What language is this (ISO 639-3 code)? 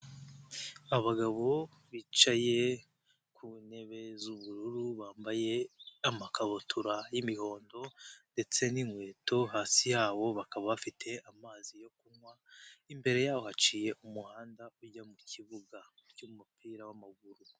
kin